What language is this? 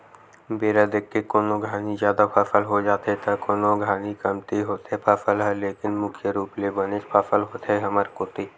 Chhattisgarhi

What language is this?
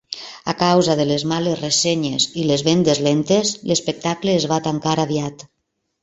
Catalan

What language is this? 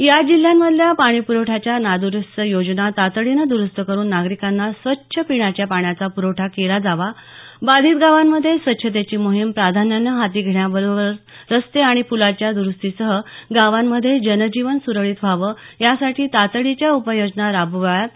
Marathi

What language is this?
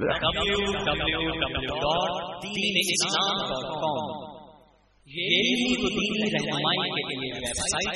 Urdu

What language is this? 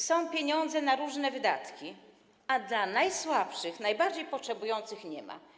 Polish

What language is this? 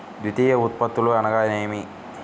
Telugu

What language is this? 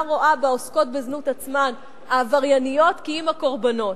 Hebrew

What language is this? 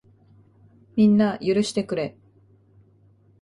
Japanese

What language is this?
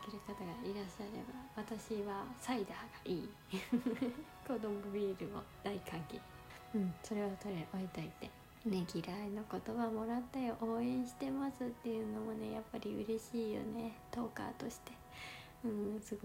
Japanese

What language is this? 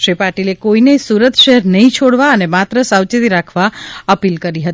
Gujarati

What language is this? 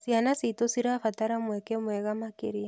Kikuyu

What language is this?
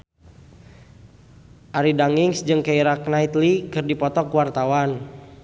Sundanese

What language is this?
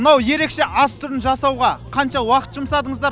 Kazakh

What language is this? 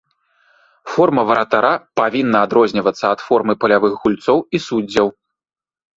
Belarusian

